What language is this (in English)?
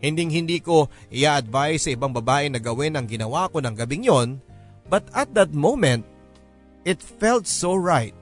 Filipino